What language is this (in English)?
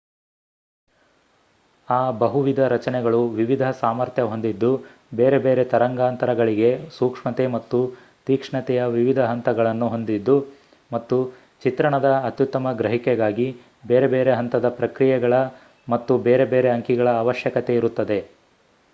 Kannada